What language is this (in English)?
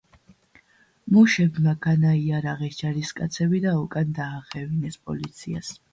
Georgian